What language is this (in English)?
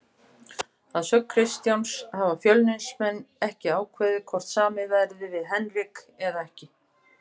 Icelandic